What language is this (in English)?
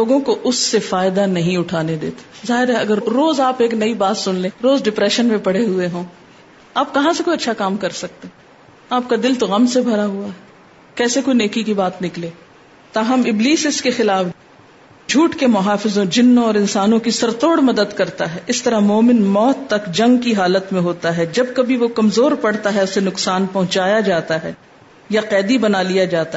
Urdu